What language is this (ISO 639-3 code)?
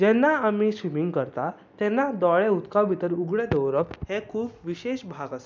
kok